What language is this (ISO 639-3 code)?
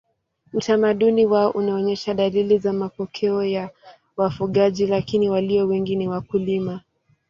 swa